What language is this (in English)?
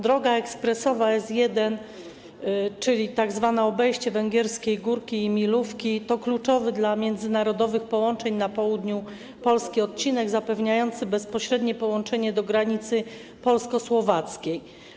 Polish